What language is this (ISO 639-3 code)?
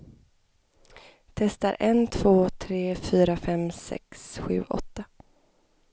swe